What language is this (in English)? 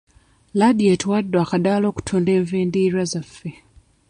Ganda